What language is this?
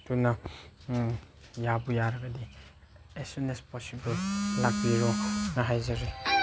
Manipuri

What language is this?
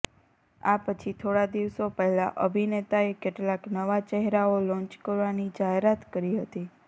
Gujarati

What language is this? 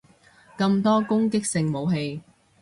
Cantonese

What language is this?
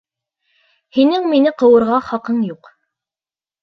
Bashkir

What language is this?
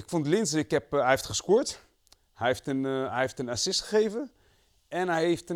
Dutch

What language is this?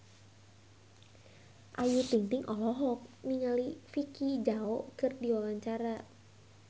Sundanese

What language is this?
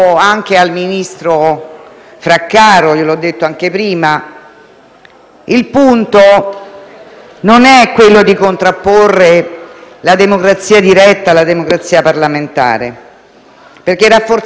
Italian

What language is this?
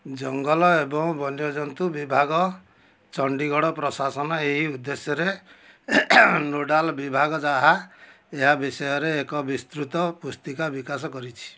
Odia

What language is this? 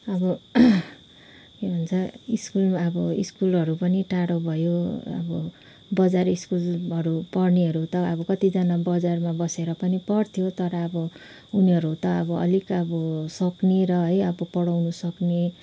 Nepali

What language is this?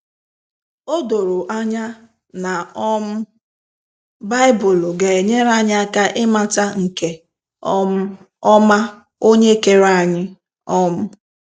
Igbo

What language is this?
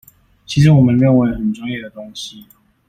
Chinese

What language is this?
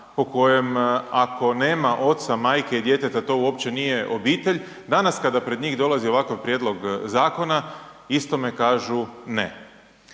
Croatian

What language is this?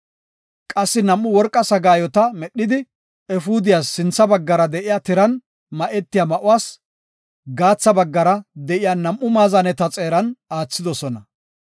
Gofa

